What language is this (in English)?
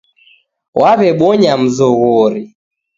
Taita